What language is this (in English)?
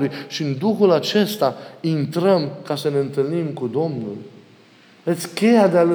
Romanian